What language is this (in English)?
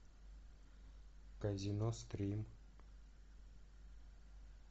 Russian